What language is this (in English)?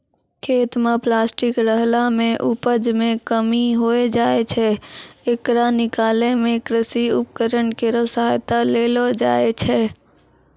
Maithili